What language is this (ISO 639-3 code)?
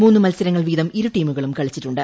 mal